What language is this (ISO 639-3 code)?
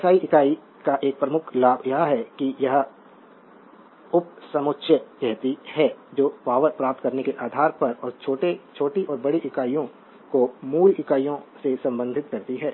hin